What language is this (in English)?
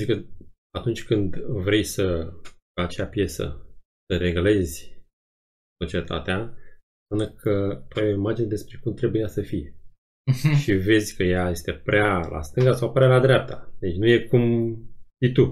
Romanian